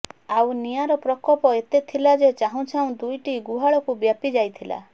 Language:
Odia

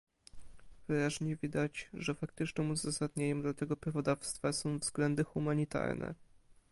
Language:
Polish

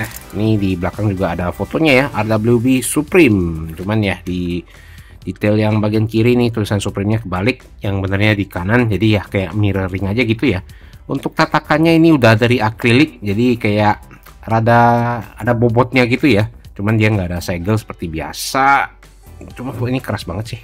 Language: Indonesian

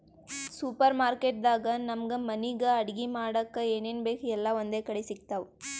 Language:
Kannada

